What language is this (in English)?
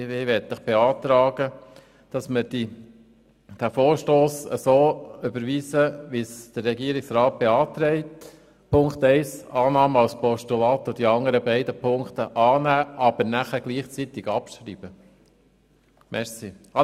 Swiss German